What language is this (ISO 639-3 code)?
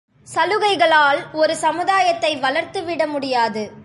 tam